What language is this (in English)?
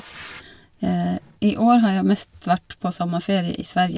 Norwegian